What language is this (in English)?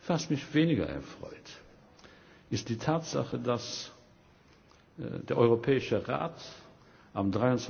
German